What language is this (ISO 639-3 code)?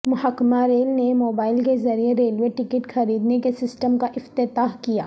urd